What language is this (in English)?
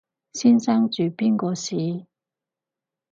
Cantonese